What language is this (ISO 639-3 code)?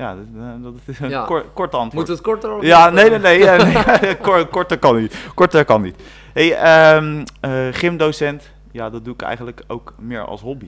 nld